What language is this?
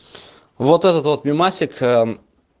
Russian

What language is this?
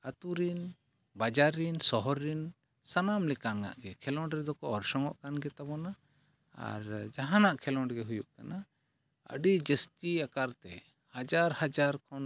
Santali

